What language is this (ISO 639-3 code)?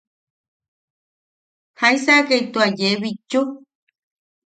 yaq